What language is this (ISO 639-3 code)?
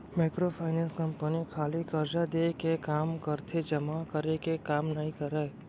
hne